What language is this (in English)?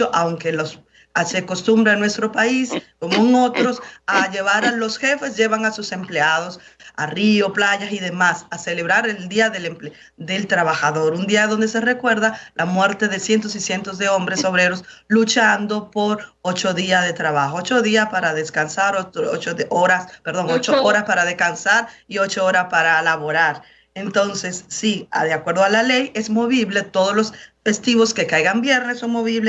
Spanish